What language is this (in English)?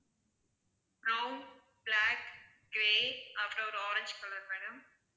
Tamil